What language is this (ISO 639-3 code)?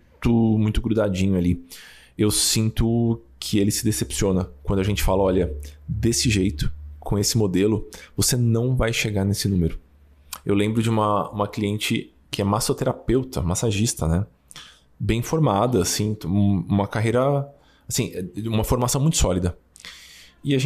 por